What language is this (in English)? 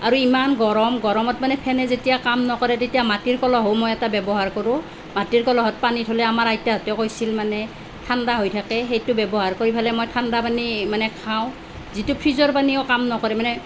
Assamese